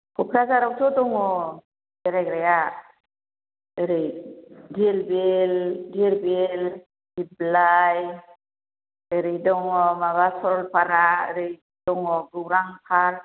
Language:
Bodo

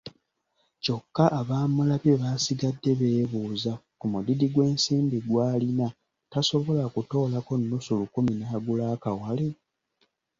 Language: Ganda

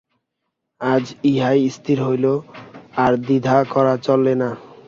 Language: Bangla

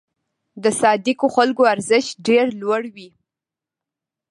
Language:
Pashto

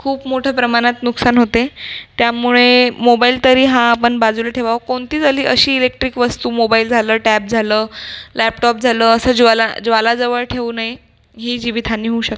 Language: Marathi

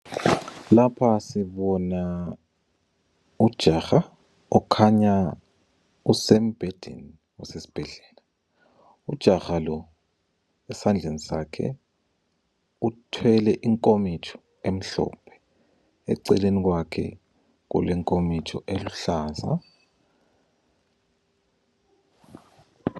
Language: North Ndebele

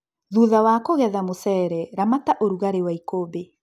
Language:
Kikuyu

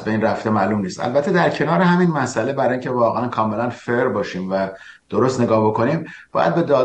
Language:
Persian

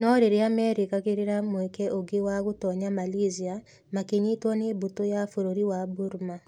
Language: Kikuyu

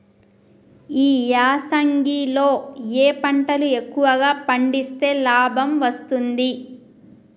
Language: Telugu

